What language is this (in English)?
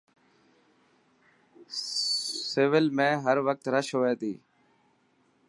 Dhatki